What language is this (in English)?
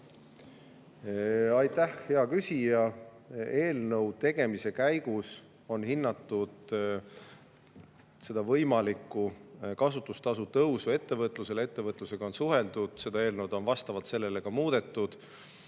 Estonian